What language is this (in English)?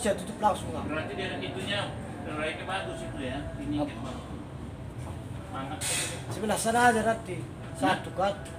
Indonesian